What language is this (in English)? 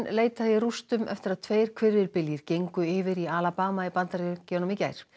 Icelandic